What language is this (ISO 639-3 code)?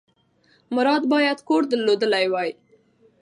pus